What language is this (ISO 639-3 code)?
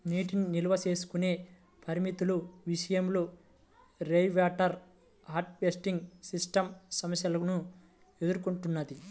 tel